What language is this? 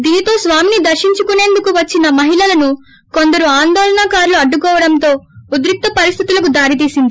Telugu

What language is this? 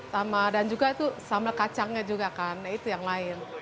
Indonesian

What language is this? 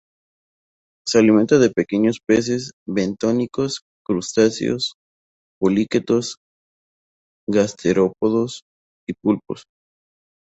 Spanish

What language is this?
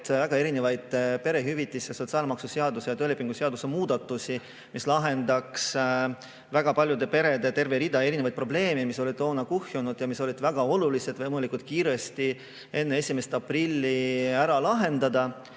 Estonian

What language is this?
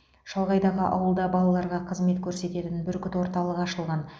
Kazakh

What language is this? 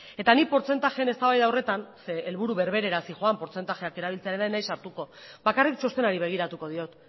Basque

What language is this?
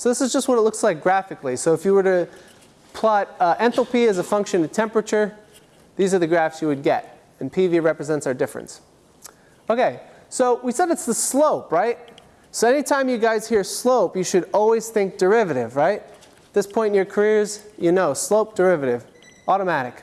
English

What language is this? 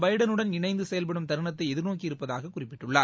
Tamil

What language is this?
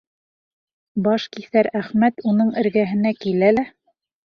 Bashkir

